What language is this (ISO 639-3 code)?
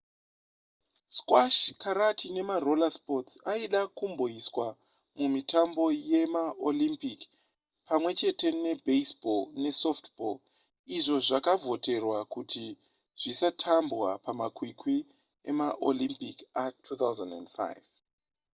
sna